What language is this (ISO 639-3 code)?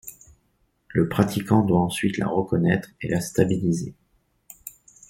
fra